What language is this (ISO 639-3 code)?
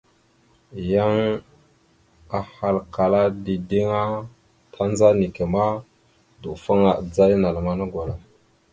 mxu